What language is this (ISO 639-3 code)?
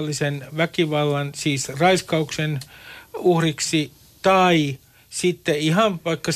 fin